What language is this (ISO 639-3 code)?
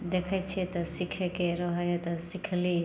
mai